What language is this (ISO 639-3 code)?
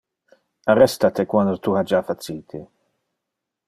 ina